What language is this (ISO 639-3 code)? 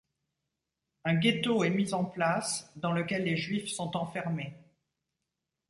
fra